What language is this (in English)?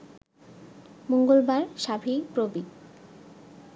Bangla